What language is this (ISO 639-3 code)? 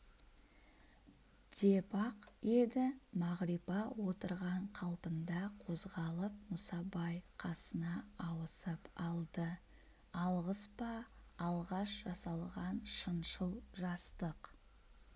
kaz